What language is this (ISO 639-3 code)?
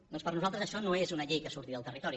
cat